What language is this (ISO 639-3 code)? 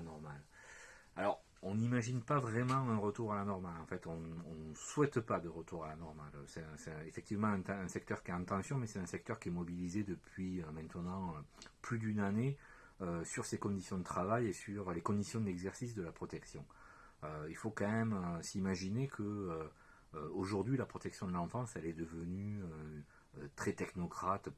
fra